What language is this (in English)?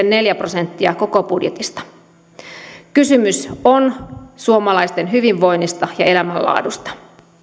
Finnish